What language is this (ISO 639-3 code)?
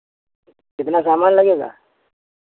hin